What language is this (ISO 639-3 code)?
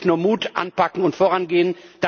deu